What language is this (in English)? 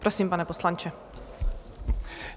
Czech